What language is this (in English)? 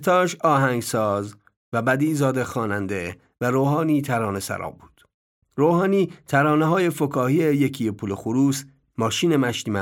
Persian